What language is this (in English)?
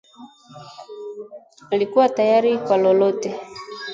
Swahili